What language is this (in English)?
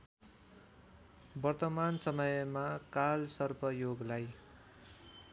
Nepali